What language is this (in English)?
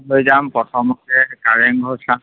Assamese